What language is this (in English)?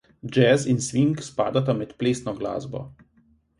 Slovenian